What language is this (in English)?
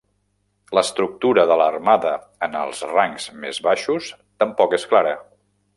Catalan